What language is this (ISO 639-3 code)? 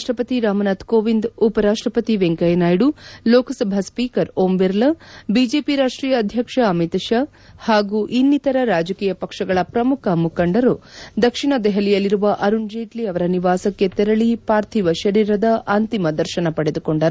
kan